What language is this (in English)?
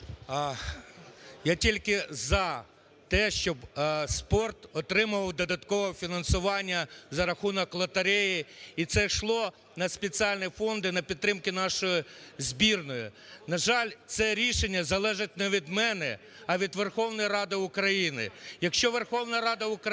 Ukrainian